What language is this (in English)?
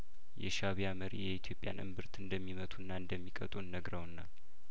Amharic